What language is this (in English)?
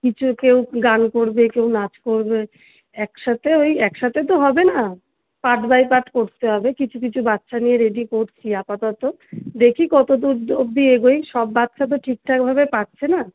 Bangla